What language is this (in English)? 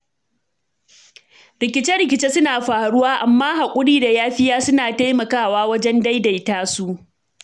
Hausa